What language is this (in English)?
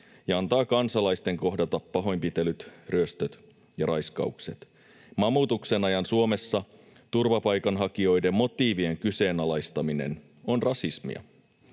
Finnish